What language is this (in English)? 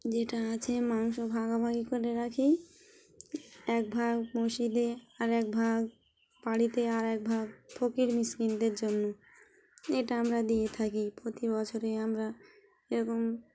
Bangla